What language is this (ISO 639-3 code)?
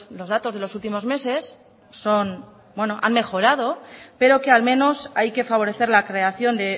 spa